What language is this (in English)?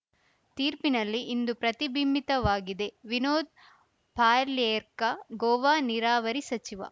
Kannada